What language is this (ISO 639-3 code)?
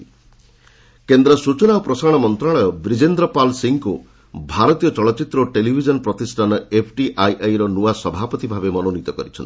ori